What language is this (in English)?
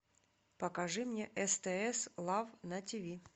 Russian